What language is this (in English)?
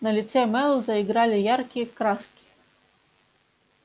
Russian